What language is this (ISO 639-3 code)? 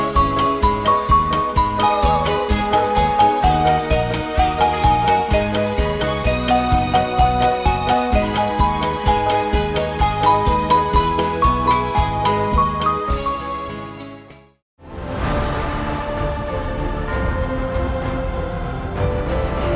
vie